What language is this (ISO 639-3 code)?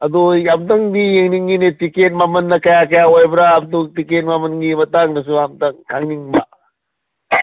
mni